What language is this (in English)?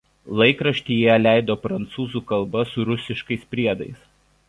Lithuanian